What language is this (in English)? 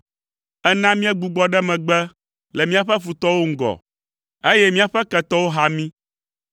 Ewe